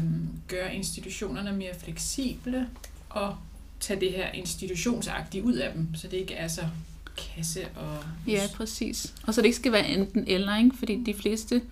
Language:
Danish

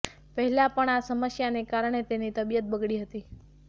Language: Gujarati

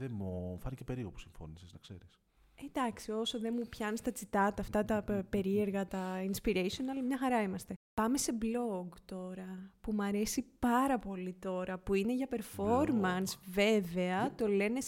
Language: Greek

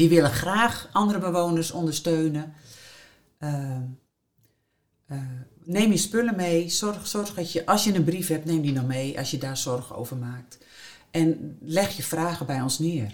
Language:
Dutch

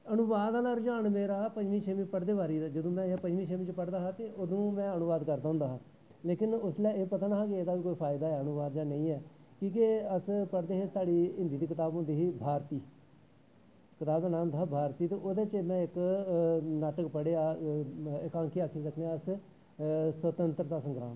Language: Dogri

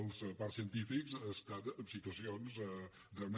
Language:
Catalan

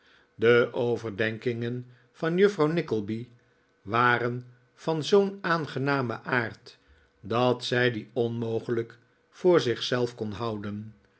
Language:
Dutch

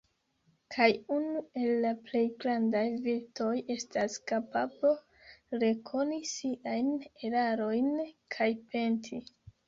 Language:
Esperanto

